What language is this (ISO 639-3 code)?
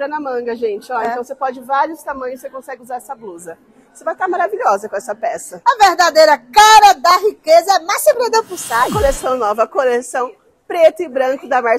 por